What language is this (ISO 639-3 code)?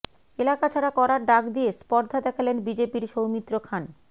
ben